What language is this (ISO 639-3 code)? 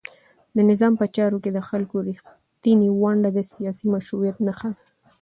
pus